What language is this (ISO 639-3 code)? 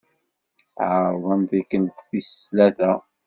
kab